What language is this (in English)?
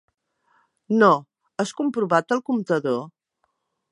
Catalan